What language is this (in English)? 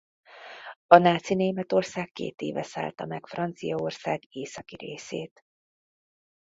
Hungarian